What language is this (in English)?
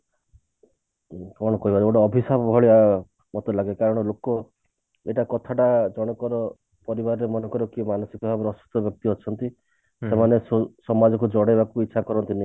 Odia